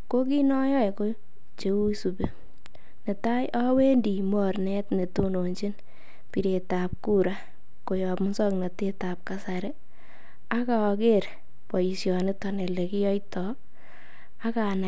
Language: Kalenjin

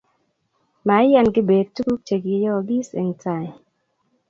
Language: Kalenjin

